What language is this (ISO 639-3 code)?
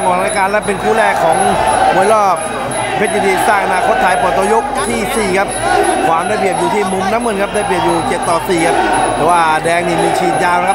tha